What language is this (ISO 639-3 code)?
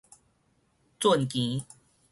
nan